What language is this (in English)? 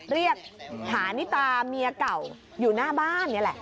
Thai